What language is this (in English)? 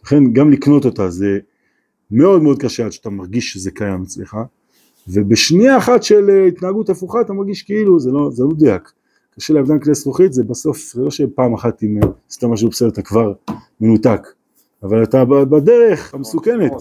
Hebrew